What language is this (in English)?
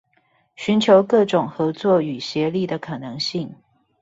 Chinese